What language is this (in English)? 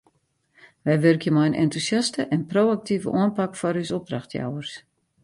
Western Frisian